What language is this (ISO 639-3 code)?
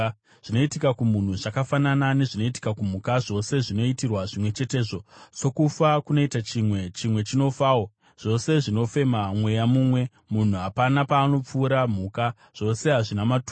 sna